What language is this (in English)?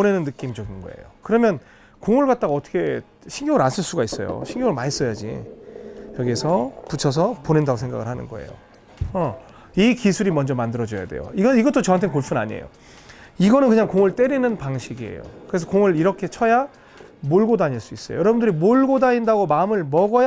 Korean